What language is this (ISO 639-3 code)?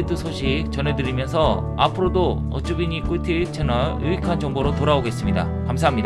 kor